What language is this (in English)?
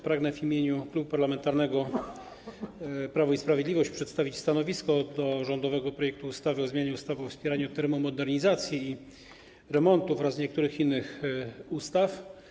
Polish